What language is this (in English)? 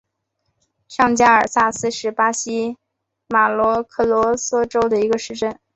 Chinese